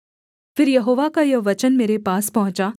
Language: Hindi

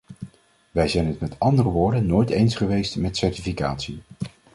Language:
Dutch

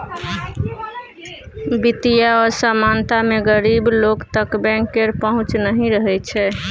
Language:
Maithili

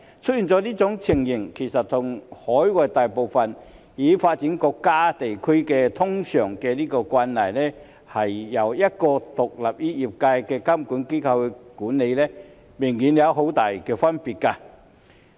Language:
Cantonese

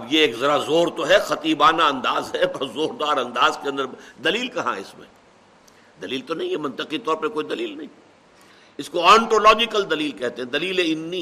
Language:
Urdu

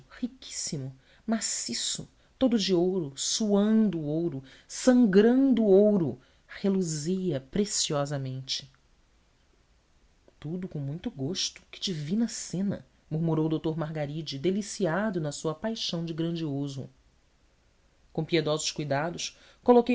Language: Portuguese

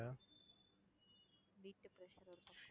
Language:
Tamil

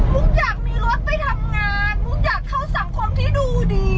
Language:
Thai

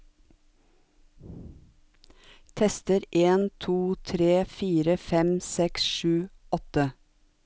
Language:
Norwegian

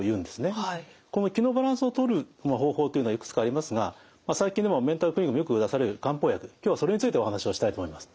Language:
Japanese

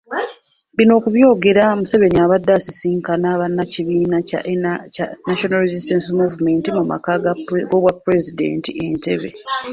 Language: Ganda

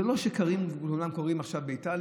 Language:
Hebrew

